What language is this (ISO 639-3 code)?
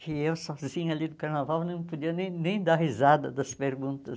por